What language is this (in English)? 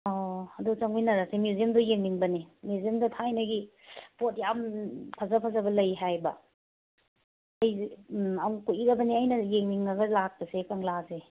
Manipuri